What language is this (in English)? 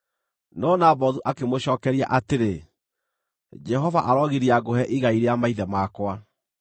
Kikuyu